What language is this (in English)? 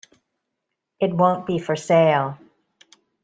English